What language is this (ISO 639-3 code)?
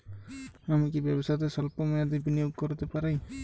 ben